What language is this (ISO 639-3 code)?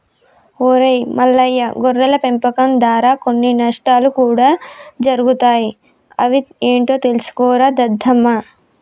tel